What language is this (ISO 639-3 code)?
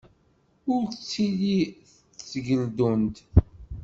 kab